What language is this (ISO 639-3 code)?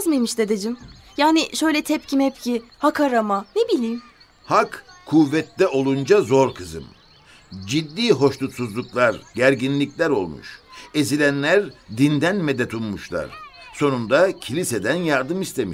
tur